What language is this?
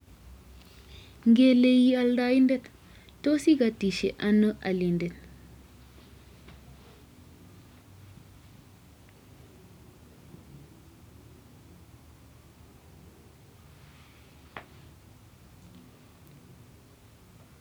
Kalenjin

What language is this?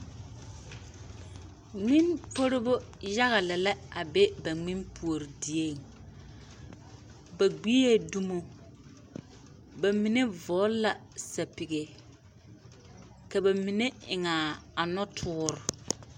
Southern Dagaare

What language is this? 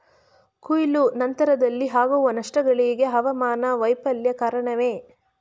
Kannada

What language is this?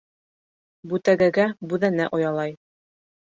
Bashkir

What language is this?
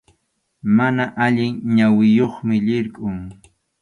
Arequipa-La Unión Quechua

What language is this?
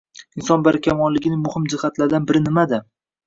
Uzbek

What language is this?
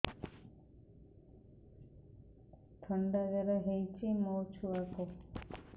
Odia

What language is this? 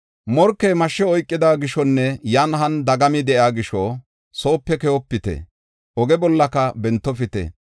Gofa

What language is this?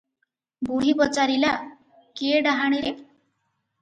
Odia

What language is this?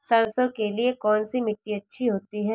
Hindi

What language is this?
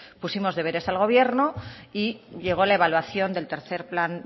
Spanish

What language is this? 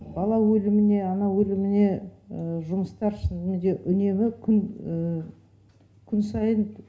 Kazakh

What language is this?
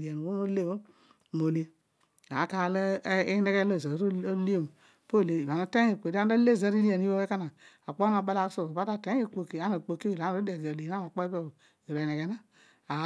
Odual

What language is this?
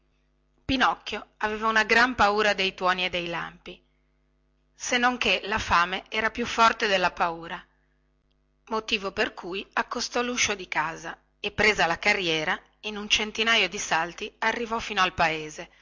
Italian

